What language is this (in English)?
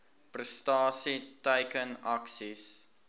Afrikaans